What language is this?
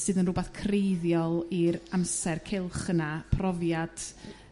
Welsh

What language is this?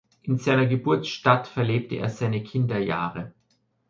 German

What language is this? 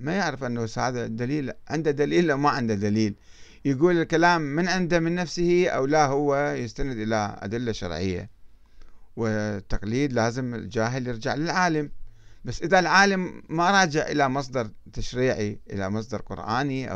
Arabic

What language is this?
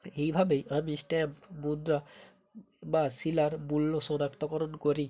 Bangla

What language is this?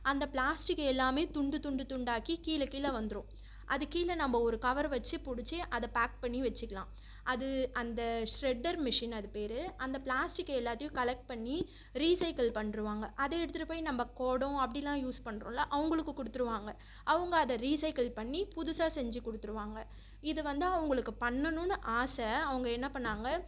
Tamil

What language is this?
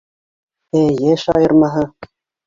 Bashkir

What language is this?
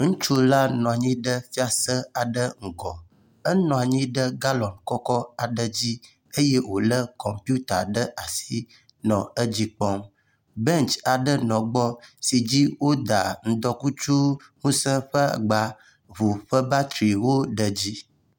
Ewe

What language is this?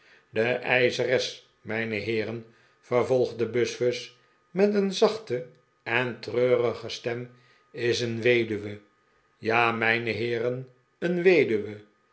Dutch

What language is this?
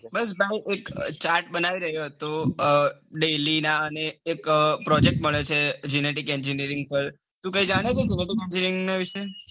Gujarati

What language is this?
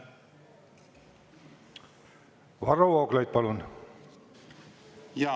Estonian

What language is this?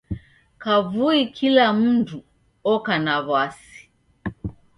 Taita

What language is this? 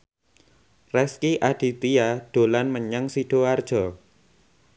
Javanese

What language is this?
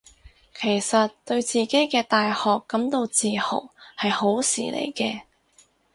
Cantonese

